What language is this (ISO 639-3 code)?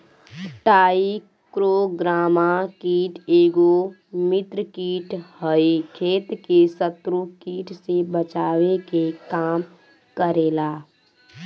bho